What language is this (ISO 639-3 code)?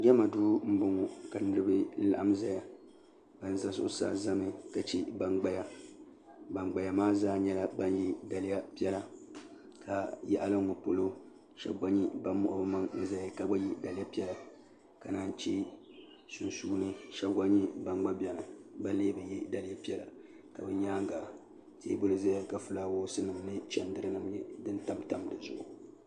dag